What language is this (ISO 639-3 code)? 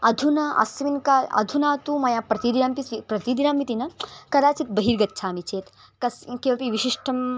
san